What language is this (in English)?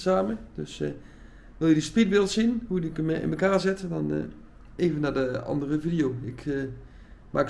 Dutch